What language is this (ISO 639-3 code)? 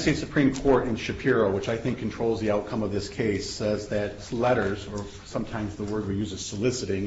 eng